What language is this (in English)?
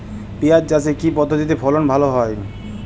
Bangla